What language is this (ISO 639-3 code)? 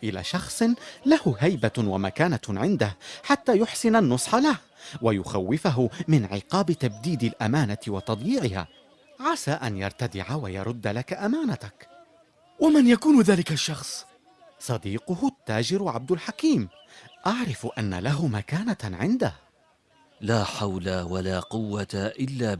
ara